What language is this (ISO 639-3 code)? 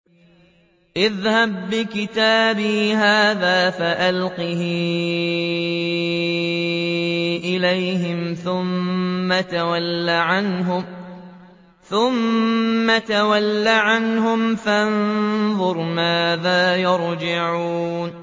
ara